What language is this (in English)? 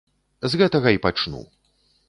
Belarusian